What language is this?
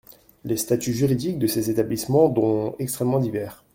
French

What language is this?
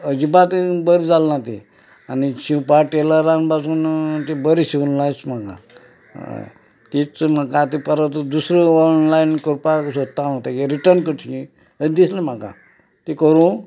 Konkani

